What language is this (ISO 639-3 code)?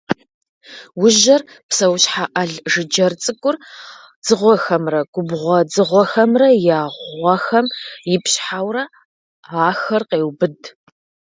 kbd